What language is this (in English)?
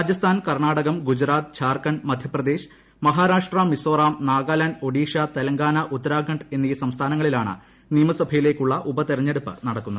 Malayalam